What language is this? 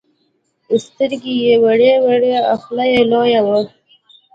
Pashto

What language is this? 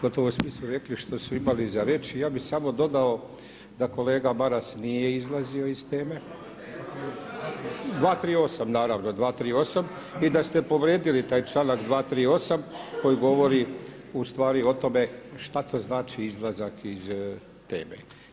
Croatian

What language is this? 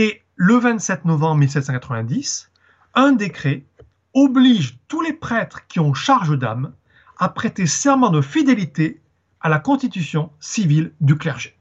French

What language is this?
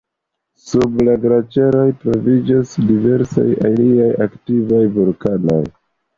Esperanto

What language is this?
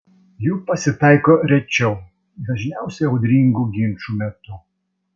Lithuanian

